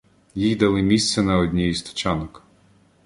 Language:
Ukrainian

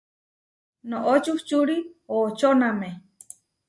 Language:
Huarijio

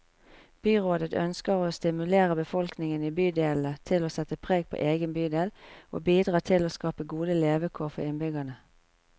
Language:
Norwegian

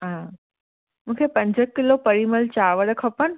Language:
Sindhi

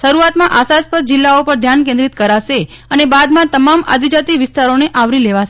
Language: Gujarati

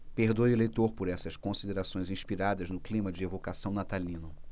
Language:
Portuguese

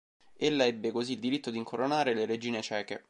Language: Italian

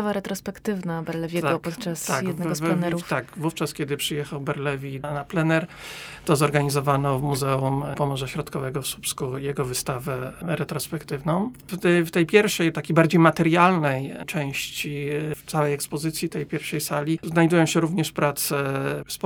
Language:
Polish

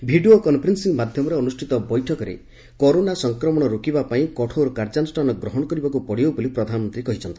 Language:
Odia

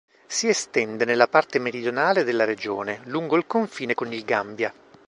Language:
Italian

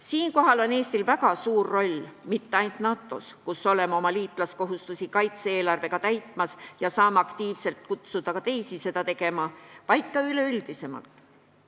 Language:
Estonian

